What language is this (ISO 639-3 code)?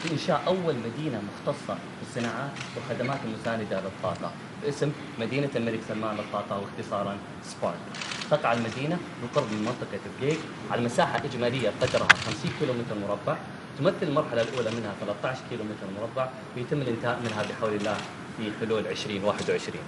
ara